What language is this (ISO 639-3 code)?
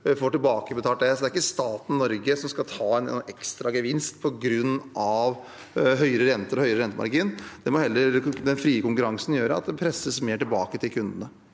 nor